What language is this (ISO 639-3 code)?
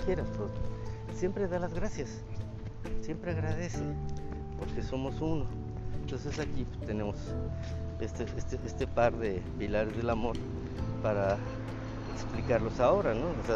spa